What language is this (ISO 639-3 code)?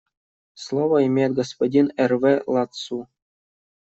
rus